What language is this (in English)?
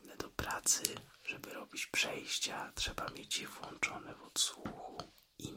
Polish